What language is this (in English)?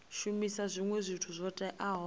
Venda